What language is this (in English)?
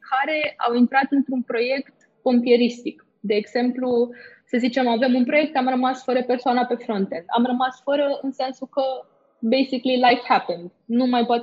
Romanian